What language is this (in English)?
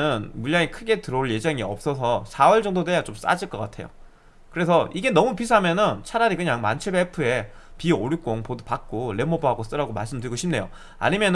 Korean